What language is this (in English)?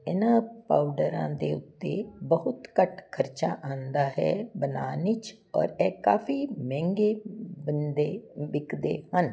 Punjabi